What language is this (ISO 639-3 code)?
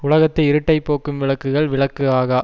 tam